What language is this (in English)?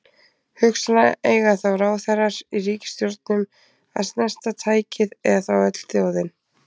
Icelandic